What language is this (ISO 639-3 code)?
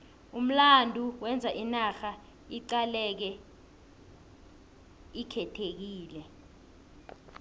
nbl